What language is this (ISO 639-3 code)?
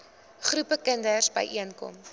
afr